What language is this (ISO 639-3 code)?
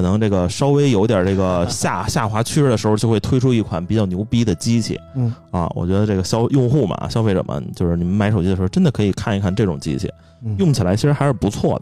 zho